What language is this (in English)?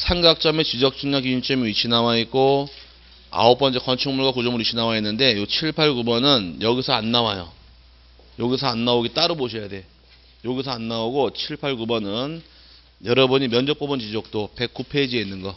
Korean